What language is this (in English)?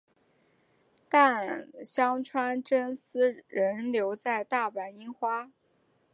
Chinese